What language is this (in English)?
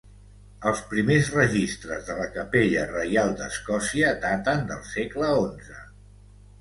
Catalan